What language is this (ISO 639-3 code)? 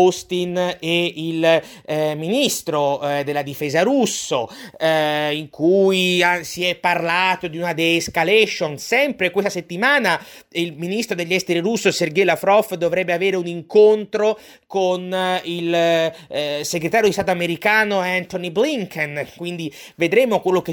ita